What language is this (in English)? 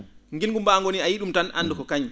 Fula